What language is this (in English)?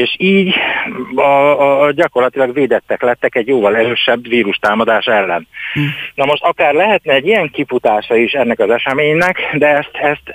Hungarian